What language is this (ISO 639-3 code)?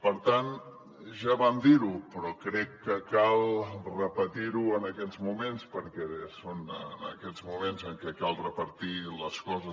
cat